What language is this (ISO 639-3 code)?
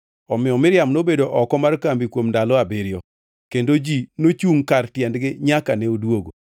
luo